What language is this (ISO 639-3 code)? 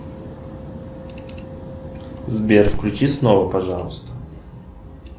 rus